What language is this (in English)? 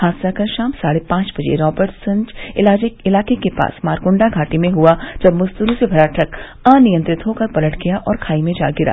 Hindi